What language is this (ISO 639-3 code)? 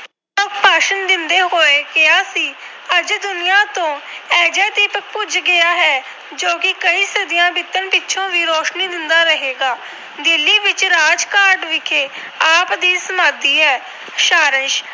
pan